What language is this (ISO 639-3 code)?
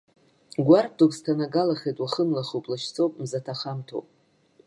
abk